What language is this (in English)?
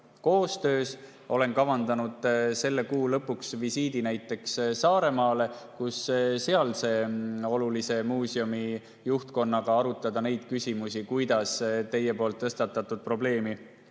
Estonian